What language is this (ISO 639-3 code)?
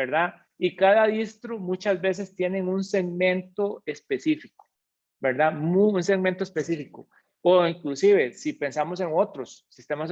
spa